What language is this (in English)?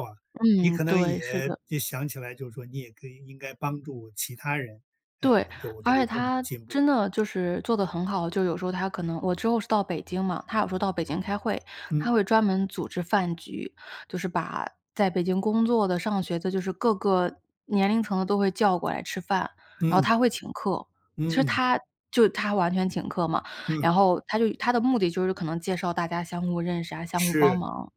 Chinese